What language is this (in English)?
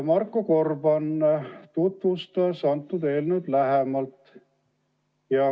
Estonian